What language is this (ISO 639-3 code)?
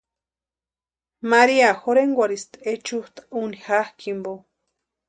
pua